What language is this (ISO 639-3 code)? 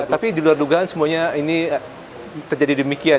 ind